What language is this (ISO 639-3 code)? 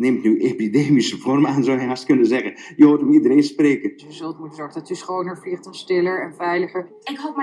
nld